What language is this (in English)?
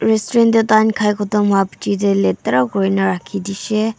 Naga Pidgin